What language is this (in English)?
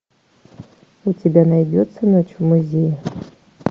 Russian